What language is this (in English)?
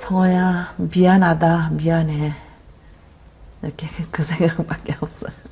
Korean